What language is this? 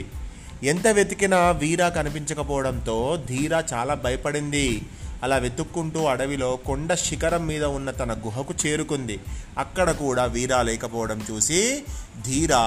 Telugu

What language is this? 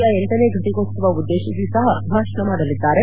Kannada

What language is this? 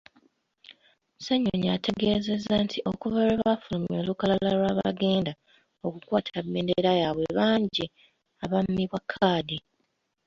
Ganda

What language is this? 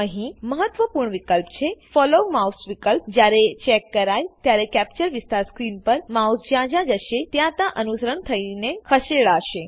Gujarati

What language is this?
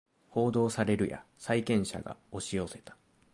Japanese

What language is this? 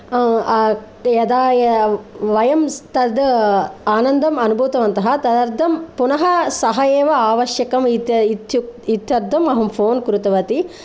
Sanskrit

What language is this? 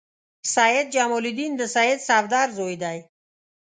Pashto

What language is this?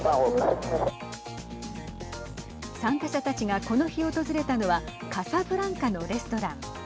Japanese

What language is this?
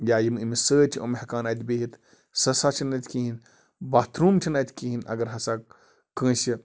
Kashmiri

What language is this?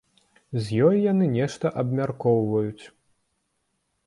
Belarusian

